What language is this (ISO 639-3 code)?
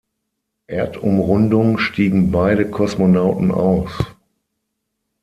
deu